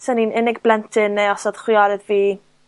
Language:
Welsh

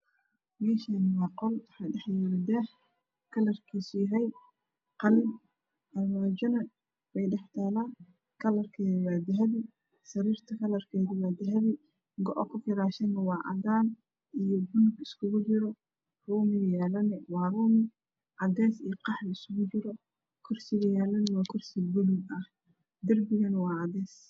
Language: Somali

